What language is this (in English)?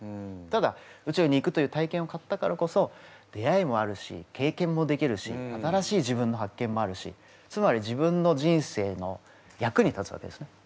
Japanese